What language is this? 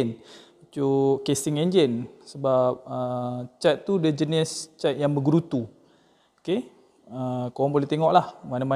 Malay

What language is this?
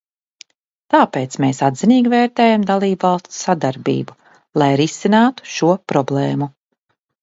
Latvian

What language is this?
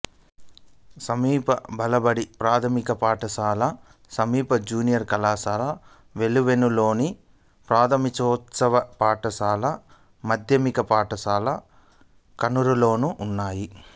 Telugu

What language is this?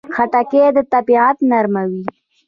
Pashto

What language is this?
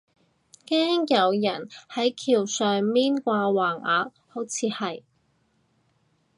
Cantonese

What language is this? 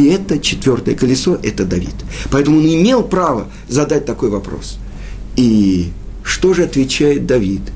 Russian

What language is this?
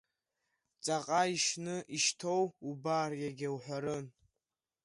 Abkhazian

